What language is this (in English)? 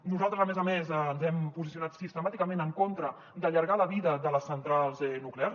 Catalan